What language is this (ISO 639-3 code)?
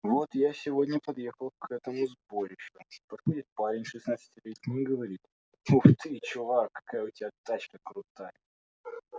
rus